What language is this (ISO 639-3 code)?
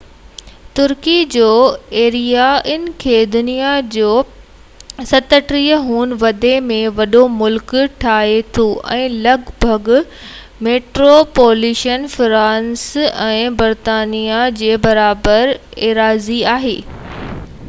snd